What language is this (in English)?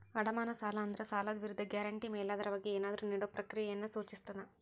Kannada